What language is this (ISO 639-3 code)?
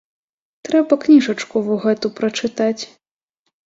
bel